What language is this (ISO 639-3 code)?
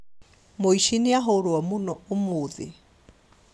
kik